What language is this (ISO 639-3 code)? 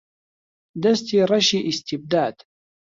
ckb